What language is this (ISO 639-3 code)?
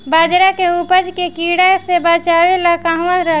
bho